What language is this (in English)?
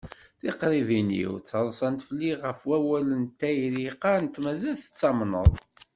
Kabyle